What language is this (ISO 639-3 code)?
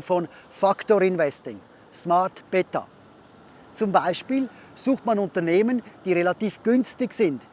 deu